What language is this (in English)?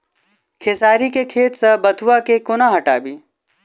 Maithili